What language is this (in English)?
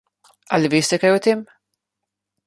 Slovenian